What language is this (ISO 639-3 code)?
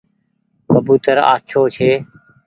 gig